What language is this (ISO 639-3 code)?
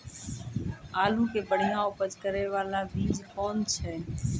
mai